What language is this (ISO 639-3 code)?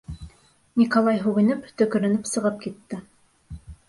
bak